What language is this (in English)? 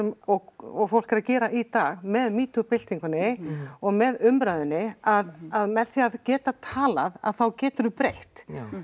Icelandic